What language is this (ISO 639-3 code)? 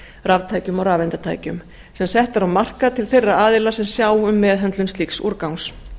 isl